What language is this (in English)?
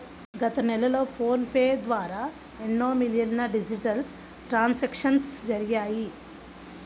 Telugu